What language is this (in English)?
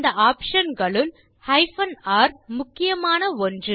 Tamil